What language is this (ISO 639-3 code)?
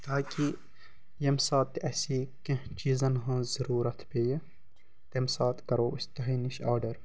kas